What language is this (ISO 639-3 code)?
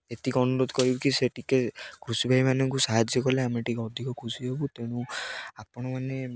ori